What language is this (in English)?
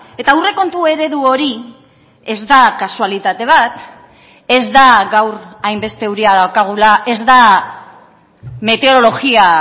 Basque